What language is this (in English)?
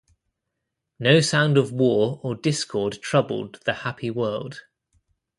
English